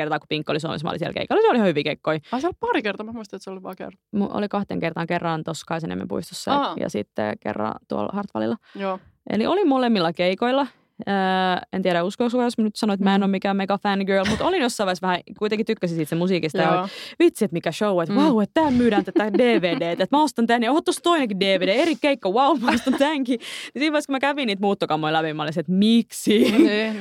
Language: Finnish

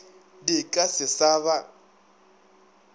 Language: Northern Sotho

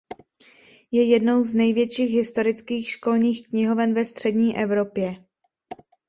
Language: Czech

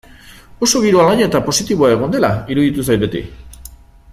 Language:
Basque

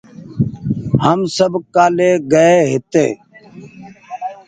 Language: Goaria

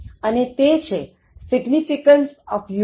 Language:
Gujarati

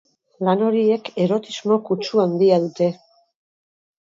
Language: Basque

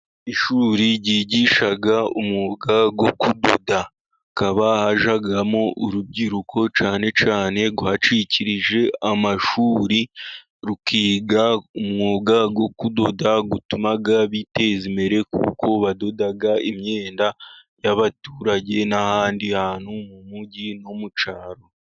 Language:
Kinyarwanda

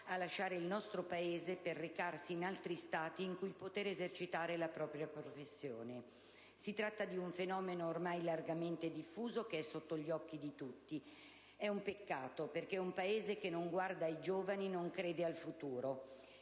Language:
Italian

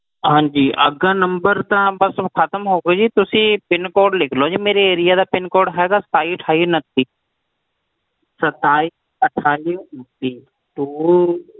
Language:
Punjabi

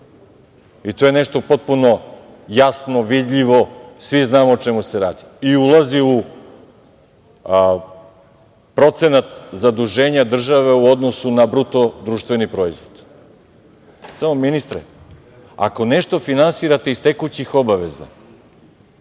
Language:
Serbian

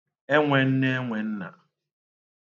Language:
Igbo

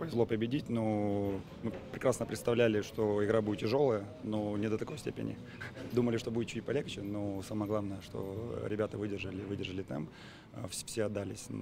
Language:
Russian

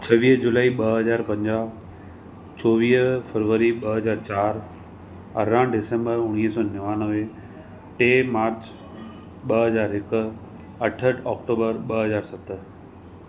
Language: Sindhi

